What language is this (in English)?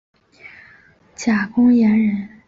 Chinese